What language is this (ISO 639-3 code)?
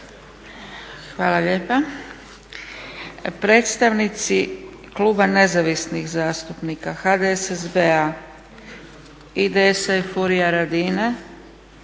hrv